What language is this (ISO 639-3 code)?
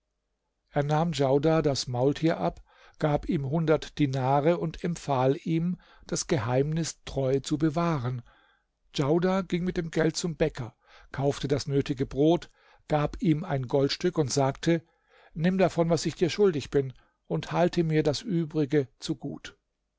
deu